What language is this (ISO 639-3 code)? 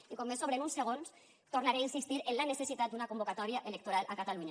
cat